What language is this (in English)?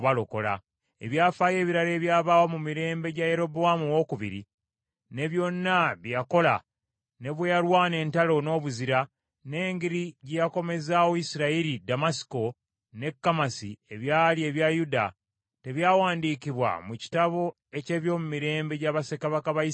Ganda